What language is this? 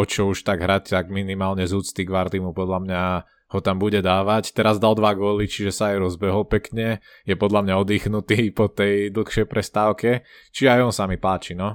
Slovak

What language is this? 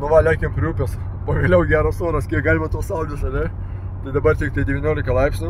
Lithuanian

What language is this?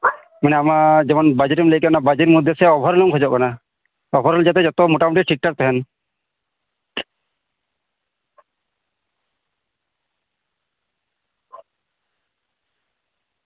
Santali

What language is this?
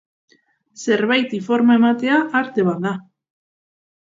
Basque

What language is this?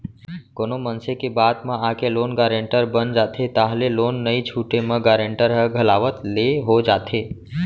Chhattisgarhi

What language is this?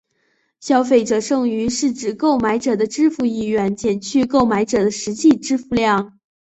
Chinese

